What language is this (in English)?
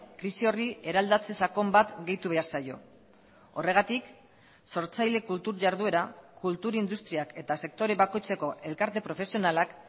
Basque